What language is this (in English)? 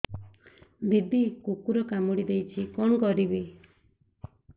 Odia